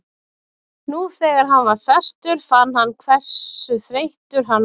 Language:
Icelandic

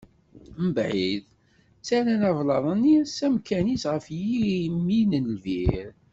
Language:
Kabyle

